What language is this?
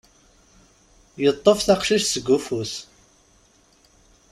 Kabyle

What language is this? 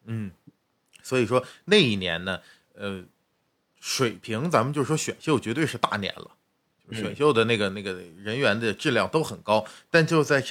Chinese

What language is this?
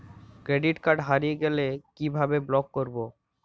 Bangla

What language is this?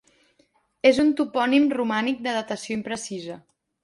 Catalan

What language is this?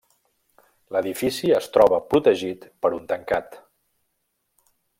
Catalan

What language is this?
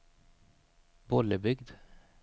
Swedish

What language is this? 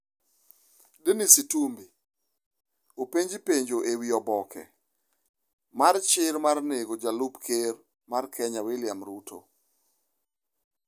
Luo (Kenya and Tanzania)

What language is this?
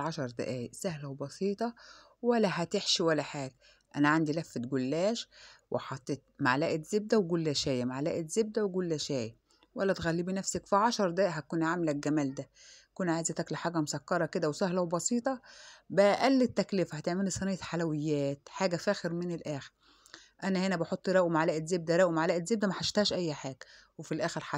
Arabic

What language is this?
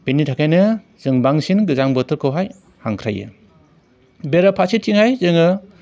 Bodo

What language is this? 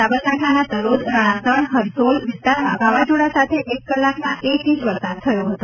Gujarati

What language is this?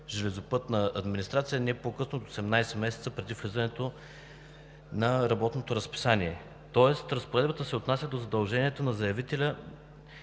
Bulgarian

